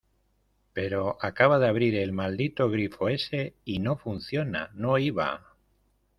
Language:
Spanish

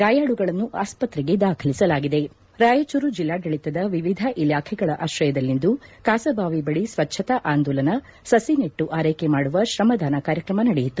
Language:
Kannada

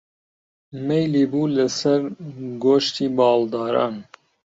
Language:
Central Kurdish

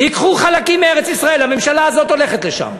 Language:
Hebrew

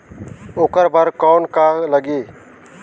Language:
Chhattisgarhi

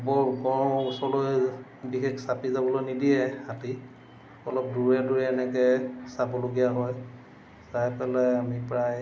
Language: Assamese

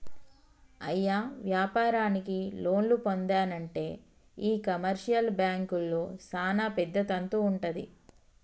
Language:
Telugu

